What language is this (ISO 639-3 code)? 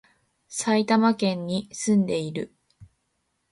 jpn